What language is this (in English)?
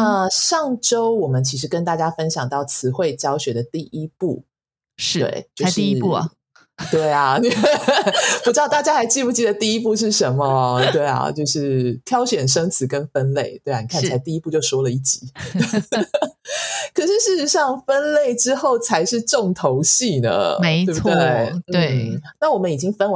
Chinese